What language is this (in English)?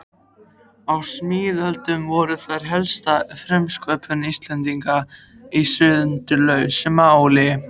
Icelandic